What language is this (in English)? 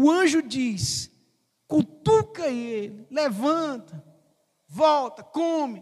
Portuguese